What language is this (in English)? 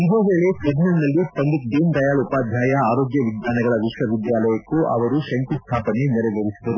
Kannada